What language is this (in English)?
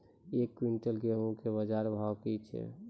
Maithili